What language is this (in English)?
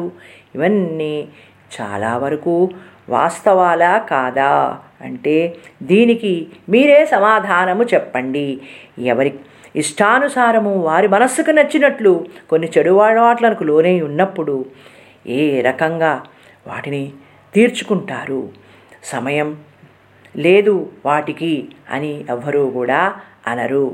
Telugu